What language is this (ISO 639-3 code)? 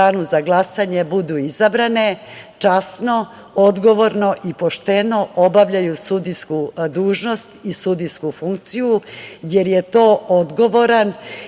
srp